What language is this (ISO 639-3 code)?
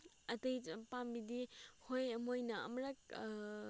mni